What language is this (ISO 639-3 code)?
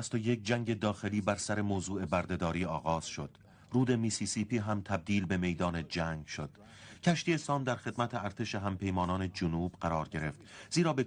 fas